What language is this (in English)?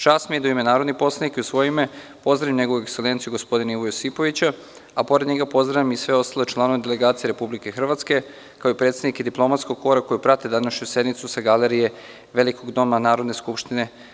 Serbian